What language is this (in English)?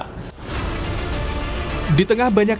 Indonesian